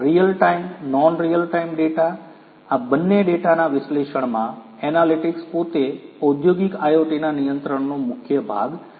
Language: Gujarati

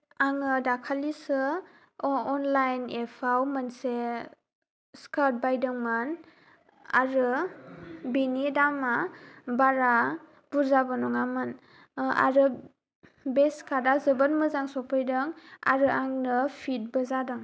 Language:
Bodo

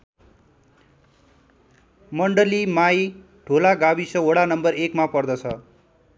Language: Nepali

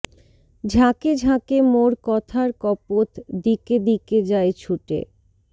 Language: Bangla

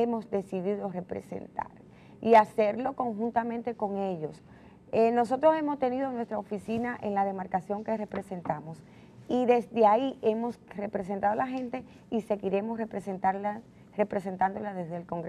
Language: Spanish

